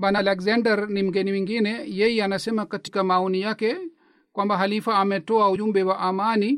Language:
Swahili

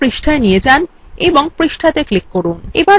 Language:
Bangla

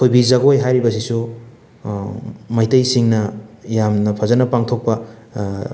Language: Manipuri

